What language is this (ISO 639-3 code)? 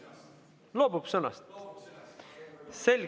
est